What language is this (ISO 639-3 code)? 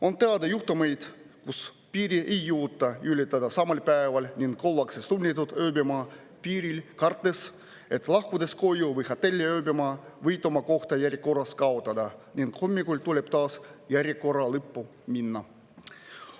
est